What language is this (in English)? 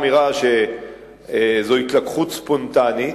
Hebrew